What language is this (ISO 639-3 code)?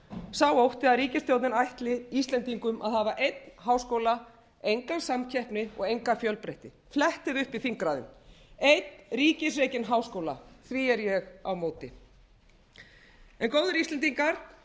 isl